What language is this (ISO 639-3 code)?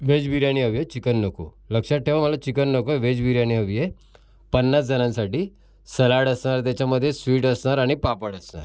mar